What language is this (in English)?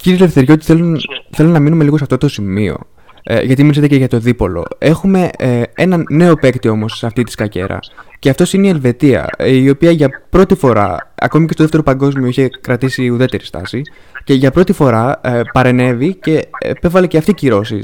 Greek